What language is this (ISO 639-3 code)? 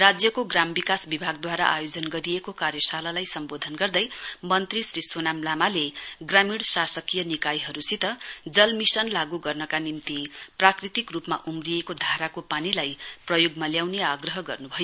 nep